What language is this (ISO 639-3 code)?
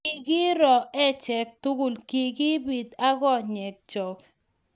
kln